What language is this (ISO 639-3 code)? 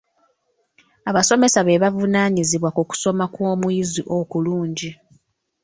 lug